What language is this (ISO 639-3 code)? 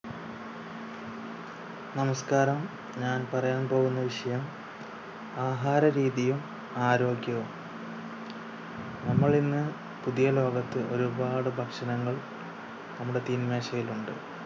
mal